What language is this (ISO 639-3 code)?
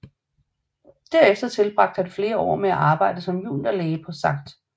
dan